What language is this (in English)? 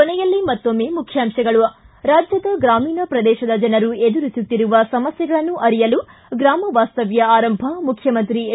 Kannada